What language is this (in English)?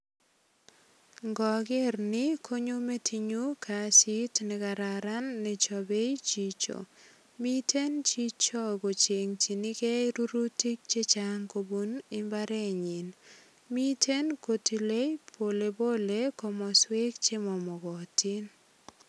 Kalenjin